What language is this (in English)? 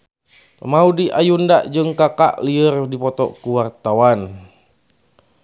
Sundanese